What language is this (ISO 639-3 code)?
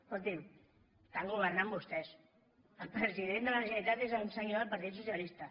cat